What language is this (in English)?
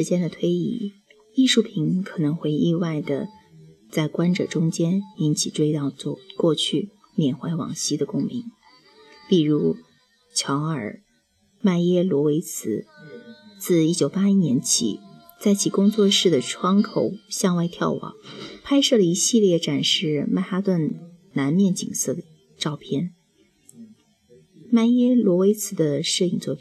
Chinese